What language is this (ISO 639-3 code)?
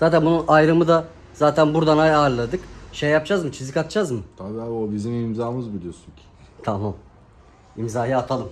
tur